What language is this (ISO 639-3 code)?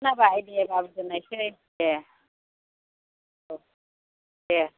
brx